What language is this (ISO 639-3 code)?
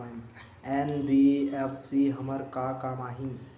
hne